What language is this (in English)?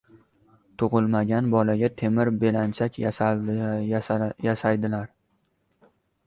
Uzbek